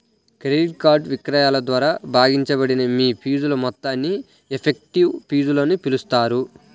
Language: Telugu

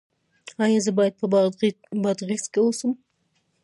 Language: Pashto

